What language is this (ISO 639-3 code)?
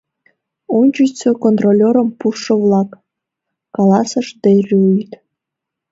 chm